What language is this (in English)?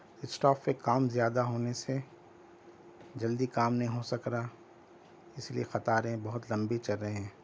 Urdu